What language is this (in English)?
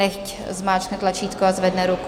Czech